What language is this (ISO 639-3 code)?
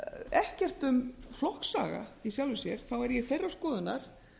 isl